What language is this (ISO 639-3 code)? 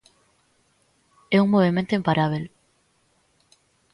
glg